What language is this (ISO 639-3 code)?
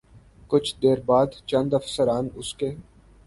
urd